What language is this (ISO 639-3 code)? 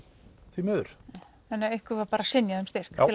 isl